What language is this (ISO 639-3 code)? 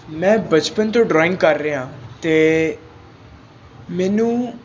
pan